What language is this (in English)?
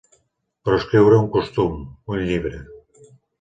Catalan